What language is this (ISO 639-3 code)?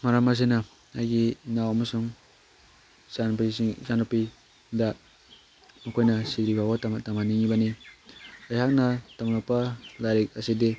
mni